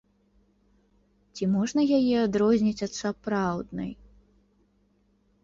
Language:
Belarusian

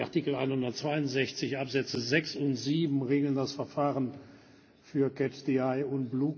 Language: German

